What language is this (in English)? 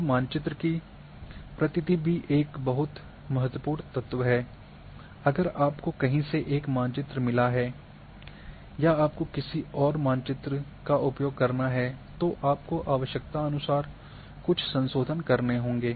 Hindi